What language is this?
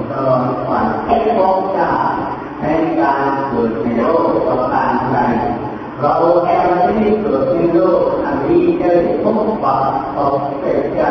Thai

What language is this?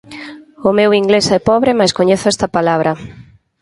Galician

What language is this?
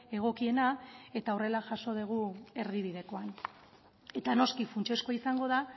Basque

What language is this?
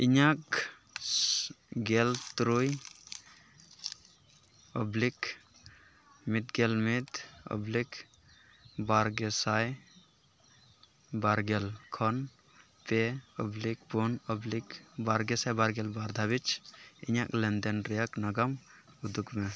Santali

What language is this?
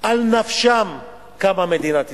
Hebrew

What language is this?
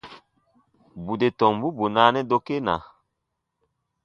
Baatonum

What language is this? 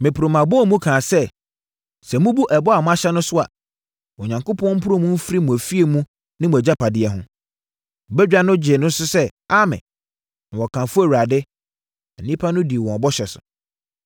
Akan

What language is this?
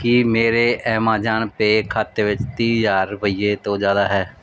Punjabi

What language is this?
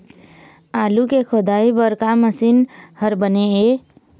Chhattisgarhi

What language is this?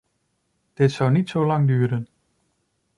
Dutch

